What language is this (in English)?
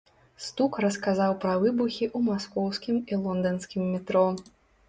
Belarusian